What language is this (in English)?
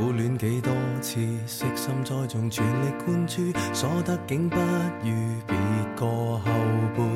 Chinese